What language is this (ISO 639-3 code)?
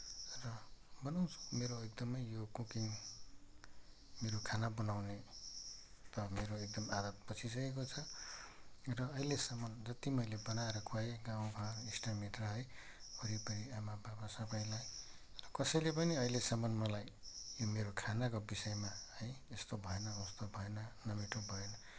nep